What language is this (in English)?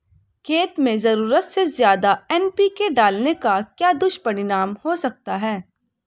Hindi